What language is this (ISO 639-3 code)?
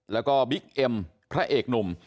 tha